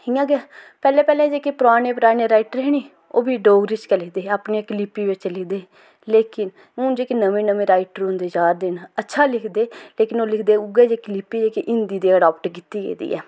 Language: Dogri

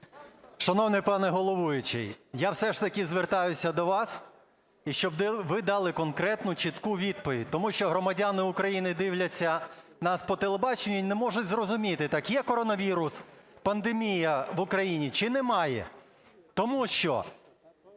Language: Ukrainian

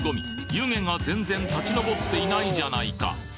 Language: Japanese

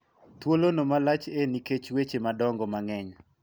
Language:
Luo (Kenya and Tanzania)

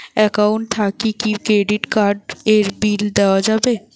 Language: Bangla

